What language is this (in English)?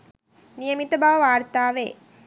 Sinhala